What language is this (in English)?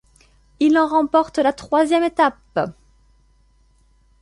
French